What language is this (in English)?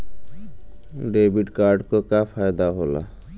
Bhojpuri